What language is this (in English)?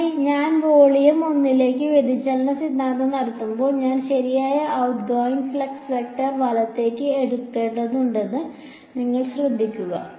Malayalam